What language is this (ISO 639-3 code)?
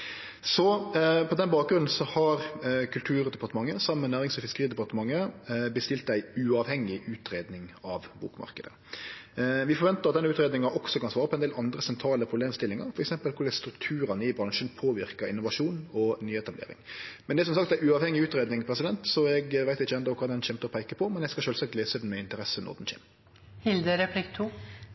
nno